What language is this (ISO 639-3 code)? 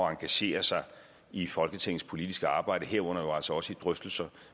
dan